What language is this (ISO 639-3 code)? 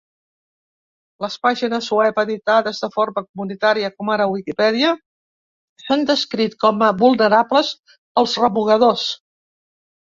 cat